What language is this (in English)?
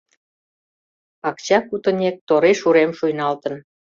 Mari